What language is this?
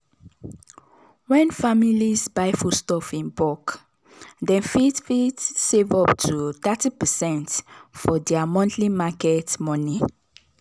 Nigerian Pidgin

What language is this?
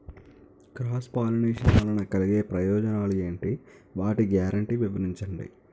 Telugu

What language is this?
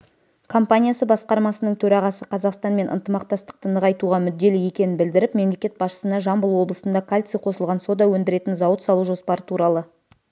Kazakh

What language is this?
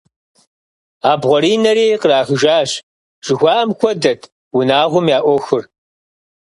Kabardian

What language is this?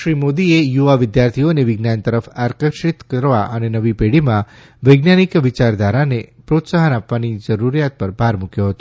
Gujarati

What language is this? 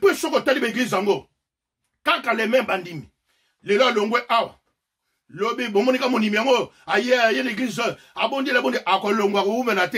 French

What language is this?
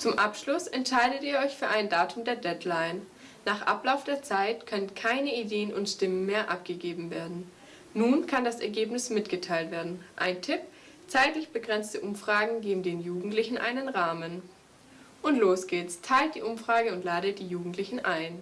German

